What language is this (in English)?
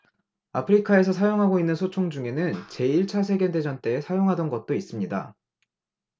Korean